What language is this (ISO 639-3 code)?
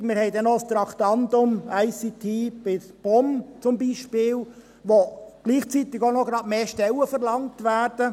gsw